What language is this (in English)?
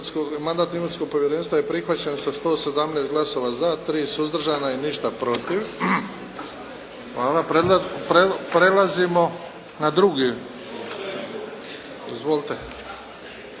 Croatian